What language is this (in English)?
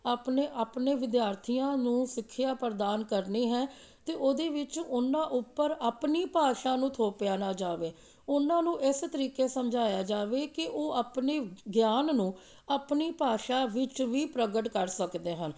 Punjabi